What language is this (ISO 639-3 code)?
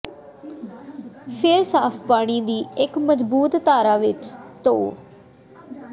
pan